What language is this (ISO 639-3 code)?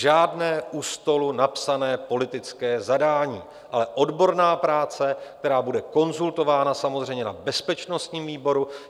ces